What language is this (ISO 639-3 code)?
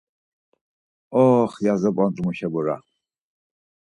lzz